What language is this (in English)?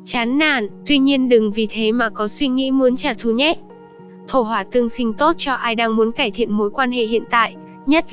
Vietnamese